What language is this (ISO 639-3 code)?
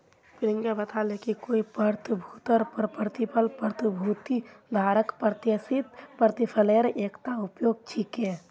mag